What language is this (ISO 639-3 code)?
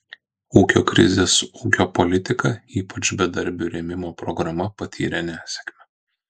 lit